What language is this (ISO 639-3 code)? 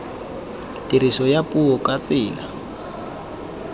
tsn